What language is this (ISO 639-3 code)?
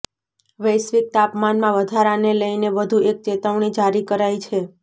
guj